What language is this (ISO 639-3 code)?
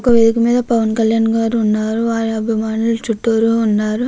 tel